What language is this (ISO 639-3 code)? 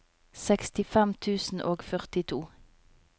nor